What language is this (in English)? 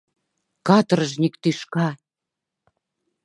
Mari